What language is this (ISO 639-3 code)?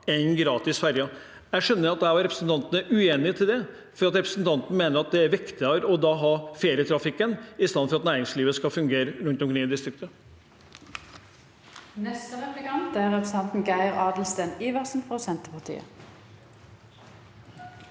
nor